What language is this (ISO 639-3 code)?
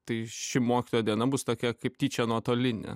lit